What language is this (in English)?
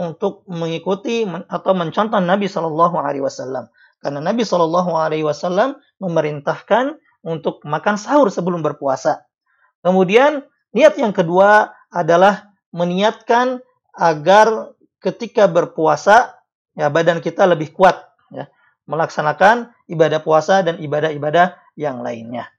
Indonesian